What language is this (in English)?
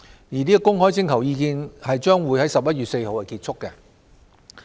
Cantonese